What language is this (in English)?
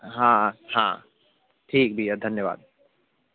Hindi